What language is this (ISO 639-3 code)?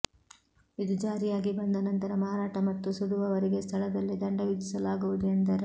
kan